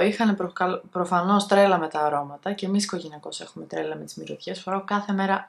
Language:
Greek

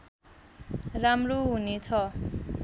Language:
Nepali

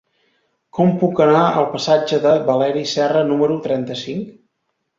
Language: Catalan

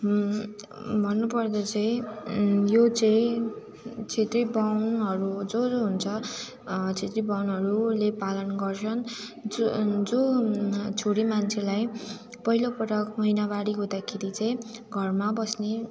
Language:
Nepali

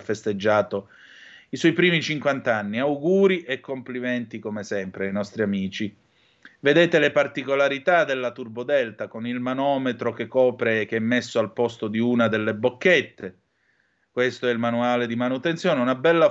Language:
Italian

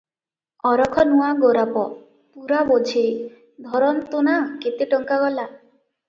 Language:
Odia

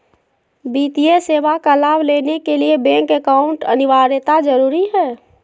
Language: Magahi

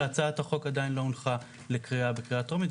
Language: Hebrew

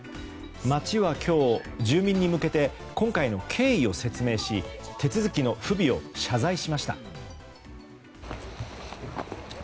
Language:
Japanese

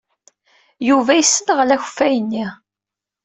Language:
Kabyle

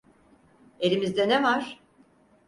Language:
Turkish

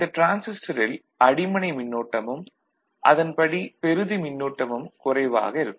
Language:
Tamil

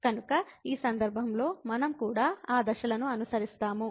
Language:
Telugu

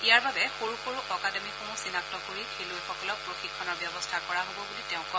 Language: Assamese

